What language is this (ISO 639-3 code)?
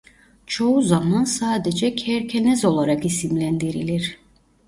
tur